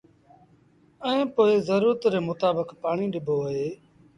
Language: Sindhi Bhil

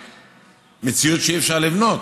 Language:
Hebrew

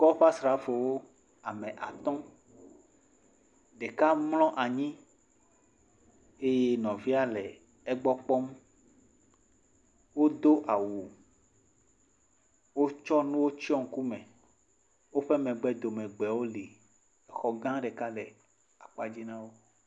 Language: Ewe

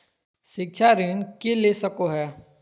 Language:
Magahi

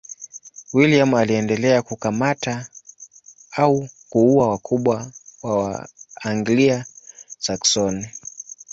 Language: Swahili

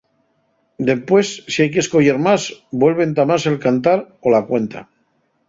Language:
Asturian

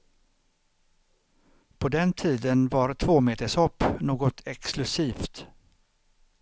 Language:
Swedish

